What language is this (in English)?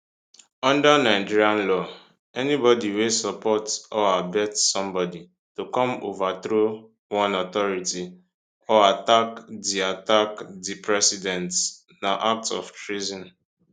Nigerian Pidgin